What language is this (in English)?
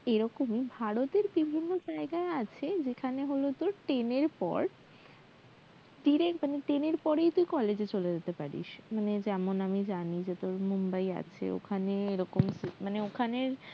Bangla